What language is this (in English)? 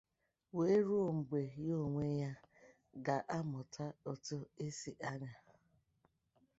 Igbo